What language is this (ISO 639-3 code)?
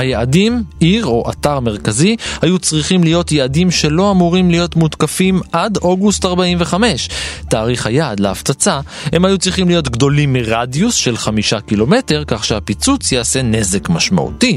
heb